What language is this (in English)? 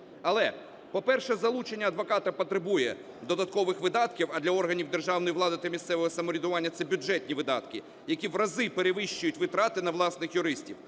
Ukrainian